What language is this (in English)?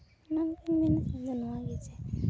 Santali